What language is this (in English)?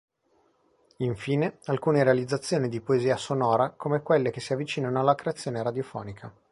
Italian